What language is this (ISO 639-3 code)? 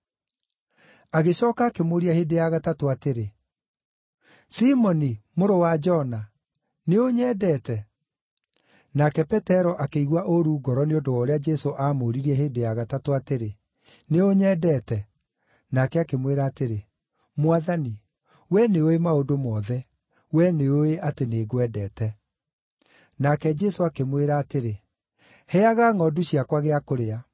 kik